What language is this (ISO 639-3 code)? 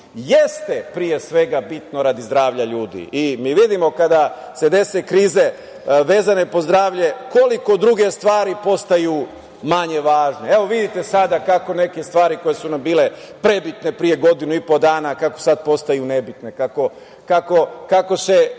srp